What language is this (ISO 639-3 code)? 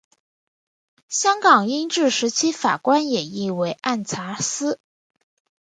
zho